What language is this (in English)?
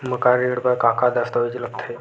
Chhattisgarhi